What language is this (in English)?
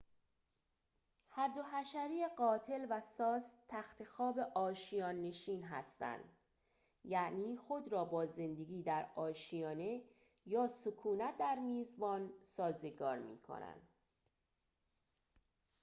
Persian